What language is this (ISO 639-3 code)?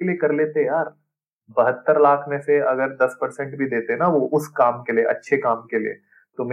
hin